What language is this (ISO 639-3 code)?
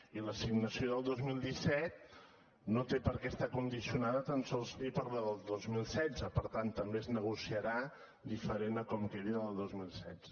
cat